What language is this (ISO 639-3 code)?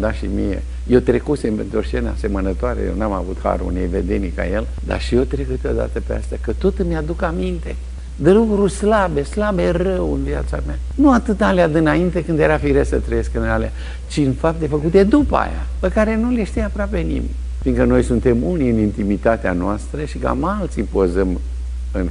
ron